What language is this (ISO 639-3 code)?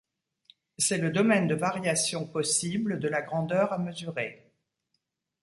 fra